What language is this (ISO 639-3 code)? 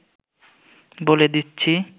ben